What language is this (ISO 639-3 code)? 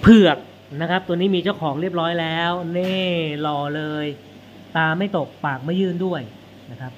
tha